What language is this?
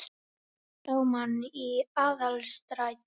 Icelandic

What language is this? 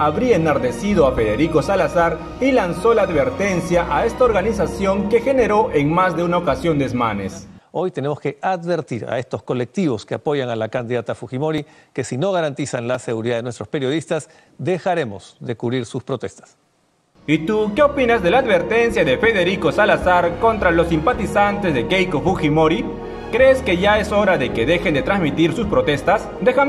Spanish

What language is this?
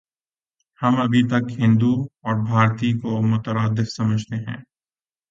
Urdu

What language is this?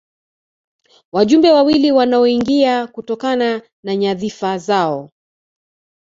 Swahili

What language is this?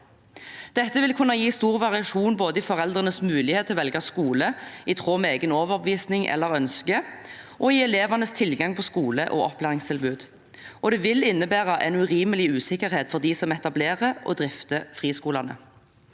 Norwegian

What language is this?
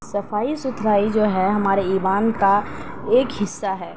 Urdu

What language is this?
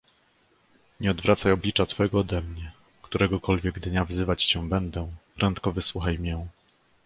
Polish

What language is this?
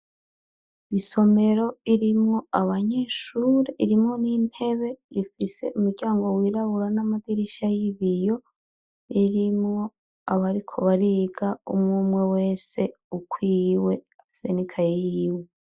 Rundi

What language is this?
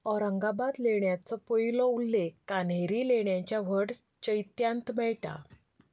Konkani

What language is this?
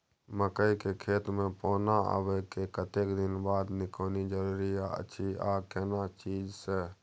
Maithili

